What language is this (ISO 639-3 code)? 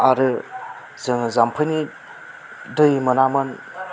brx